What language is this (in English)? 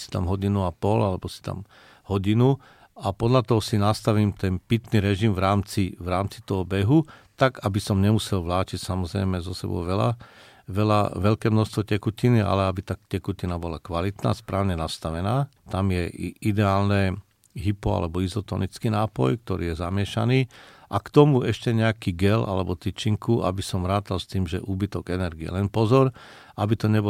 Slovak